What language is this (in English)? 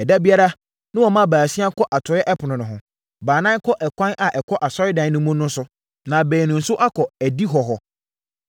Akan